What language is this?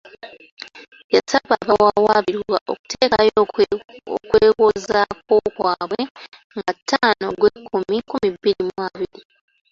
Ganda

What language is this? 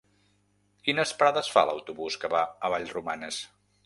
Catalan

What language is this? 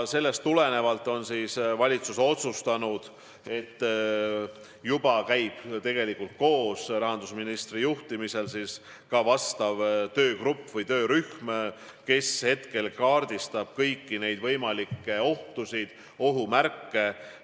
Estonian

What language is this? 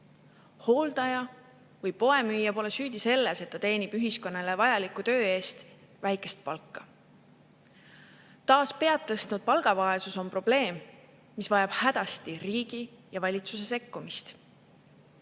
Estonian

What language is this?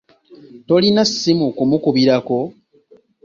Ganda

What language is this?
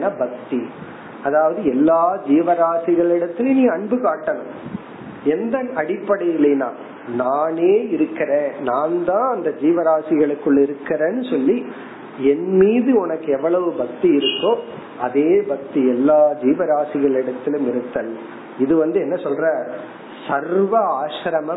Tamil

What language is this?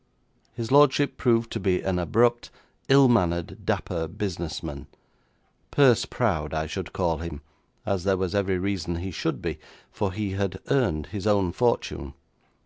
English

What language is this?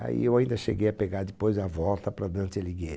Portuguese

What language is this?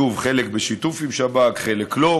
Hebrew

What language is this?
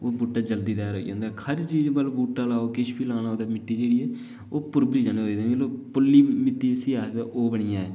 Dogri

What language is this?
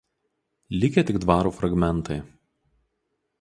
Lithuanian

